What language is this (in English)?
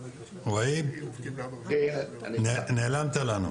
Hebrew